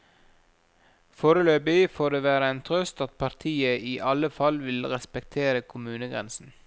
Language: Norwegian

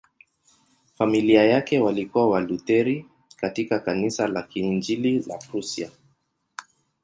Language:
Swahili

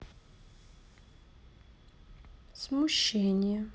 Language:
Russian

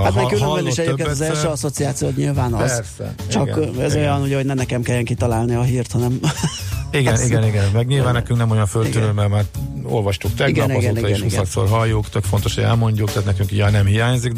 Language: Hungarian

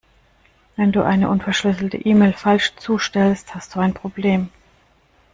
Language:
German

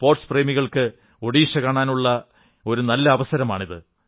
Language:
Malayalam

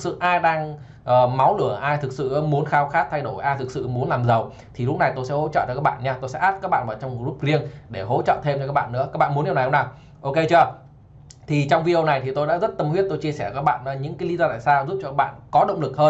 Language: Vietnamese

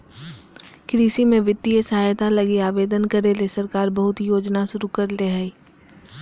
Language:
Magahi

